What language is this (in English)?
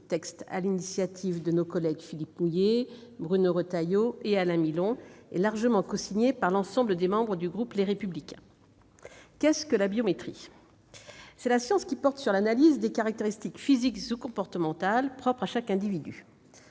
French